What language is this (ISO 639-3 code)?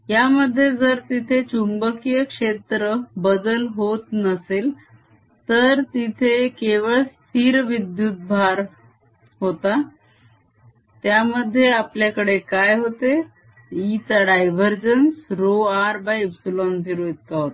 mar